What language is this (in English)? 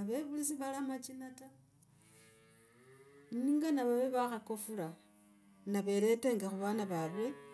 Logooli